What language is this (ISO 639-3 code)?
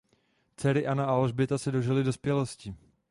ces